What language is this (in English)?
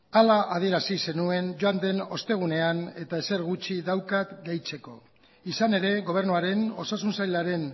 Basque